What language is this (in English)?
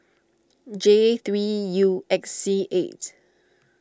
English